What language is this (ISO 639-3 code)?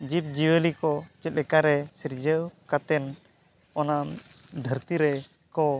sat